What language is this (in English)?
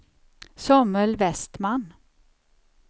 Swedish